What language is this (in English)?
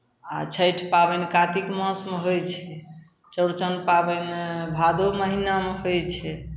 Maithili